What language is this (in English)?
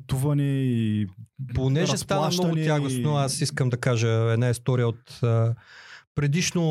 Bulgarian